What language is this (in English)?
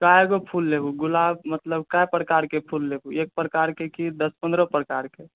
Maithili